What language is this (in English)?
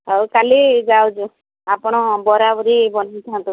Odia